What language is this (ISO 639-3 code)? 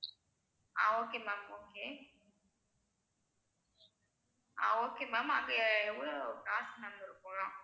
tam